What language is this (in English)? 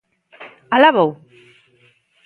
Galician